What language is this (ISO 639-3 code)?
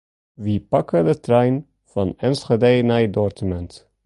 fry